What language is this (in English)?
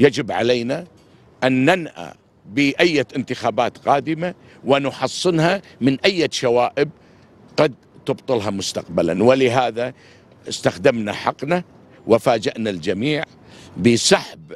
Arabic